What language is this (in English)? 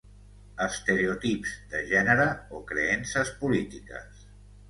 Catalan